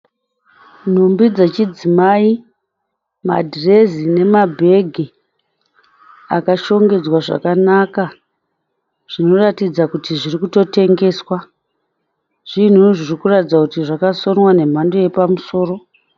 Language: Shona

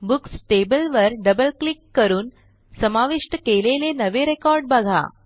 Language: Marathi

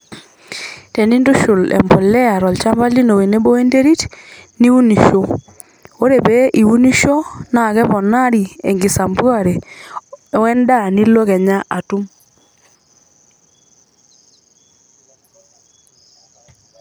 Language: Masai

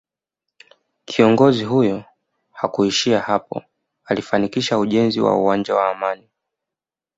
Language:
Swahili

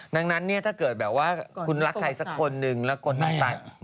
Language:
Thai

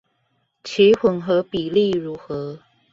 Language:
Chinese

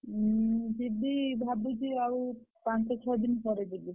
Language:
Odia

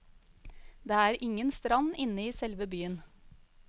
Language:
Norwegian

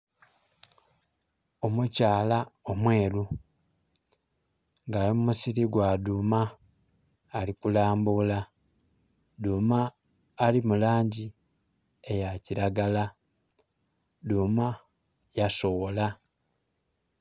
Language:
Soga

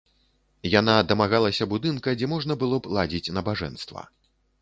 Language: Belarusian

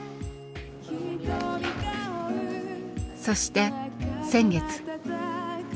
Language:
Japanese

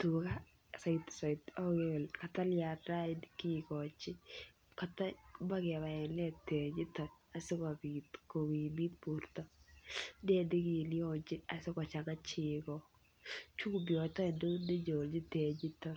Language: Kalenjin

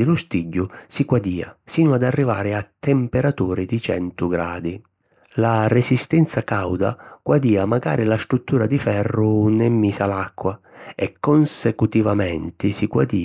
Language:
Sicilian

